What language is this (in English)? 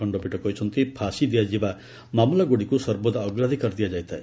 Odia